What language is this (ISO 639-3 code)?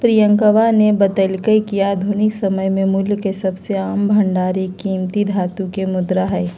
mag